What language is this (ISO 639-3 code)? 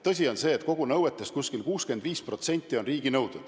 est